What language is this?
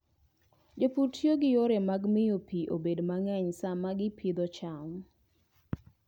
Luo (Kenya and Tanzania)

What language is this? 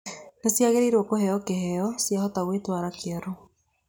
Kikuyu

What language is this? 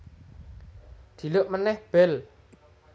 Javanese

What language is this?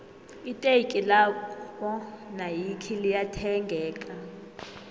South Ndebele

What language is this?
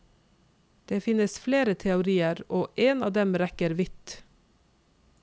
Norwegian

